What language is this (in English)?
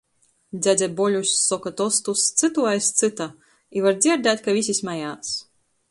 Latgalian